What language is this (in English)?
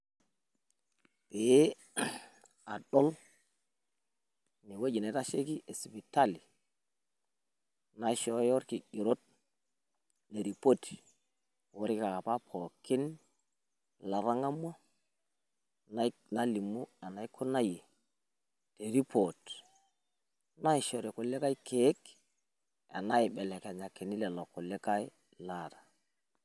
Masai